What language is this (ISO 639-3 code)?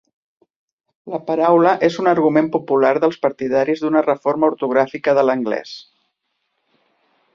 cat